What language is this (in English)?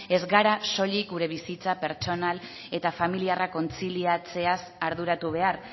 Basque